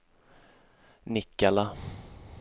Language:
Swedish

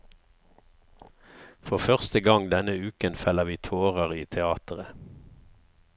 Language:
Norwegian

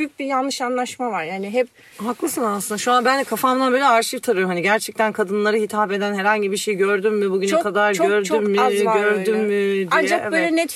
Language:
Turkish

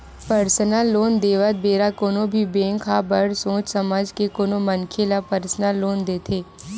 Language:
Chhattisgarhi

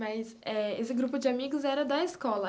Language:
Portuguese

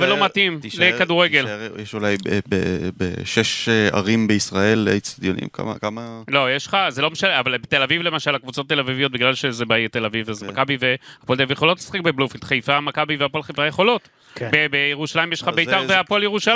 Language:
Hebrew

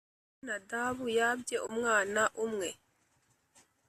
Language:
Kinyarwanda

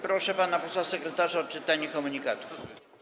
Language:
Polish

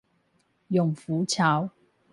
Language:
Chinese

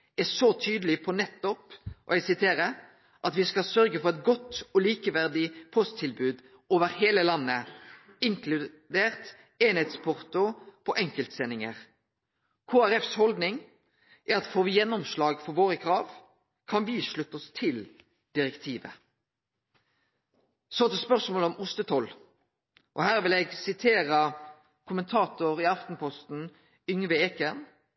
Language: Norwegian Nynorsk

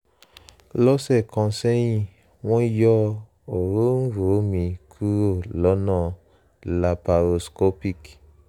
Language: Yoruba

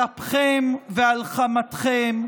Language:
Hebrew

